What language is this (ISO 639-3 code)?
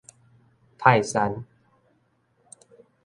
nan